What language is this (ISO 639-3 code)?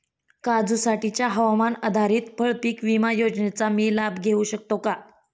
mar